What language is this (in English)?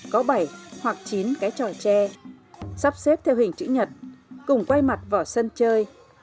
Vietnamese